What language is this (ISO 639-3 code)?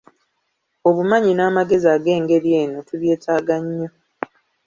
lug